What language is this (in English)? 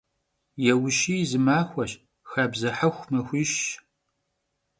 Kabardian